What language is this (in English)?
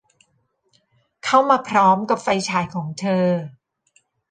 Thai